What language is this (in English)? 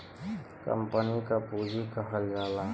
Bhojpuri